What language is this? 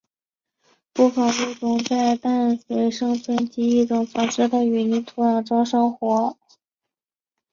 Chinese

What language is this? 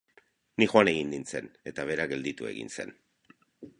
Basque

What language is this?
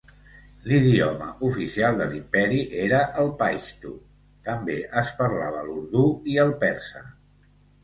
Catalan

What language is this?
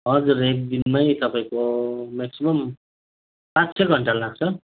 Nepali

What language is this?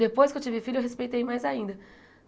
Portuguese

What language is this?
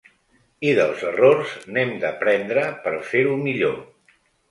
Catalan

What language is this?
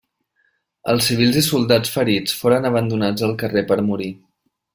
Catalan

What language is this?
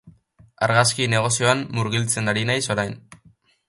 Basque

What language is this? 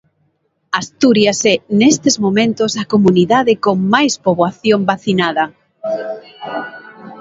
Galician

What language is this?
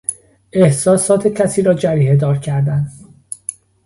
Persian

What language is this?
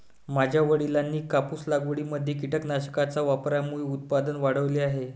Marathi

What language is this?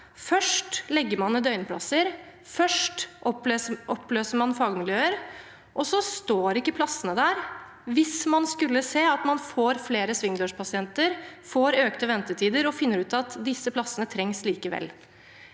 Norwegian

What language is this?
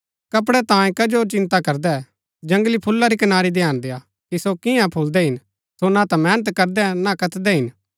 Gaddi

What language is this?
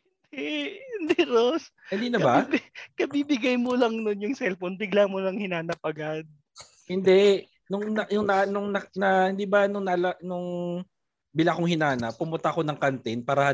Filipino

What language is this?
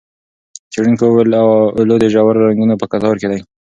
Pashto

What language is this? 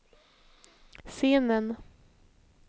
Swedish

